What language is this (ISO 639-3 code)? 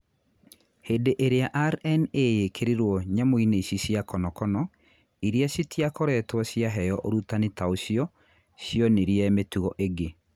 kik